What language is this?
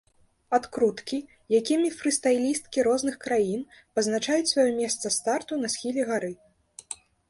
Belarusian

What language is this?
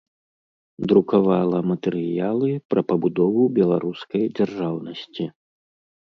Belarusian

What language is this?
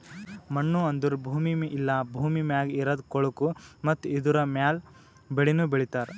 Kannada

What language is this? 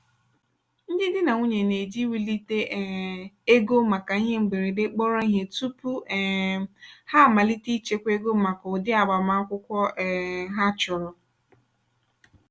Igbo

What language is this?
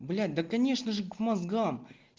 Russian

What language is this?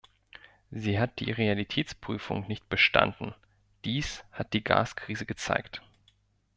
German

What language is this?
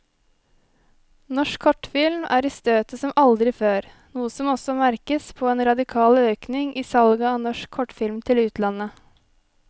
Norwegian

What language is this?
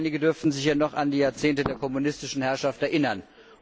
German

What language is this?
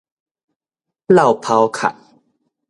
Min Nan Chinese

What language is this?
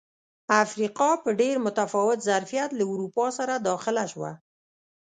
Pashto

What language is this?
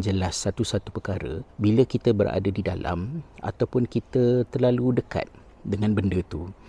Malay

